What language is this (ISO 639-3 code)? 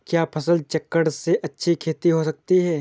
hin